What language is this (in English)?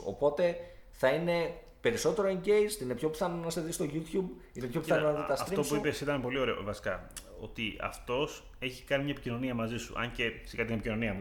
Greek